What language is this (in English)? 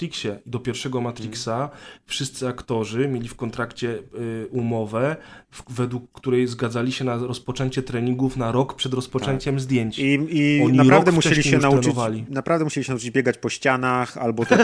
Polish